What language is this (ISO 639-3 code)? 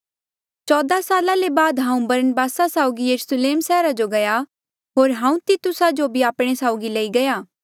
mjl